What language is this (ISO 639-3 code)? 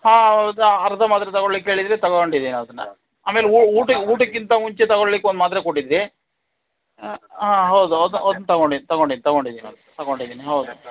kan